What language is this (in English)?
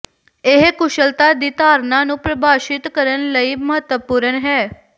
Punjabi